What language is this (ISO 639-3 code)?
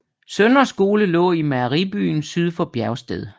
dan